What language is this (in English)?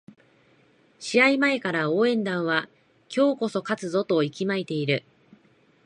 Japanese